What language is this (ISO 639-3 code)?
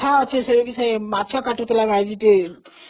ori